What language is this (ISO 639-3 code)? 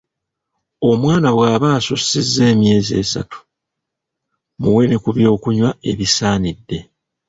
lug